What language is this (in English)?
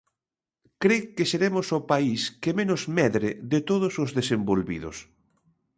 Galician